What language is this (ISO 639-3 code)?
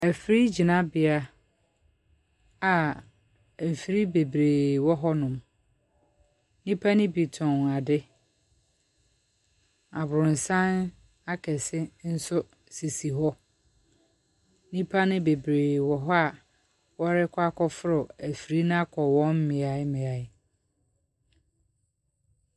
aka